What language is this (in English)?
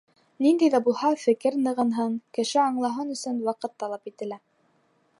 Bashkir